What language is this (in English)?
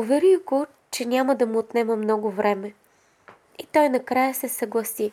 Bulgarian